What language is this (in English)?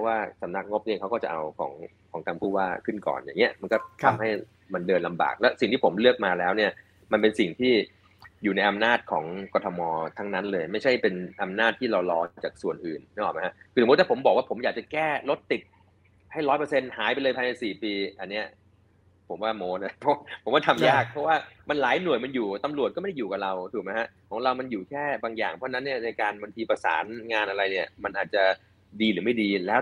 Thai